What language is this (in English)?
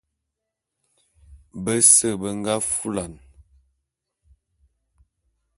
Bulu